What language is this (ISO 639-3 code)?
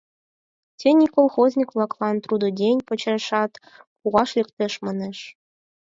chm